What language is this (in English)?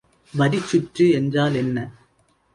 Tamil